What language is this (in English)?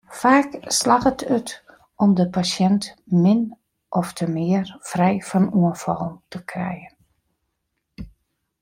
Western Frisian